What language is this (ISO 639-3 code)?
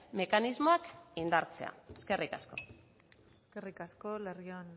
eus